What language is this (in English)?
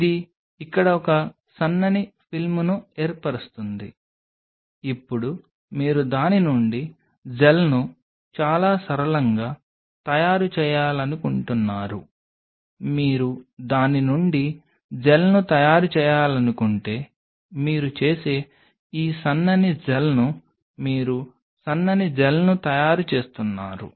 Telugu